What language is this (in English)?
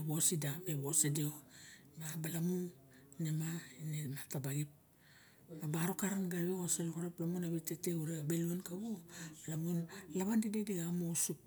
Barok